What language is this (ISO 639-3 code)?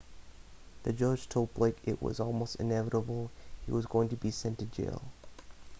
eng